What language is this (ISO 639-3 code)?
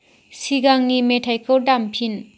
brx